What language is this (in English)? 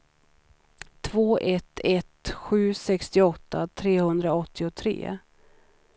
Swedish